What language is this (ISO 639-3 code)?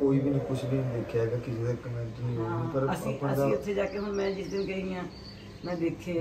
hin